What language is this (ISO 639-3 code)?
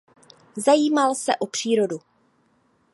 ces